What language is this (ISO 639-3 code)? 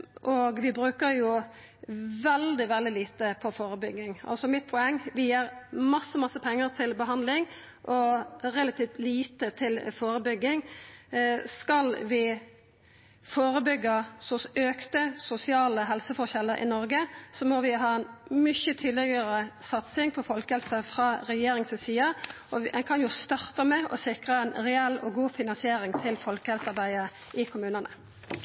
nno